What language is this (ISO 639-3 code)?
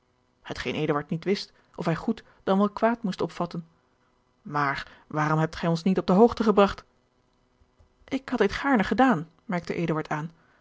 nld